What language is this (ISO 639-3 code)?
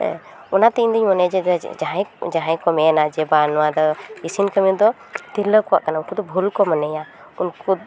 sat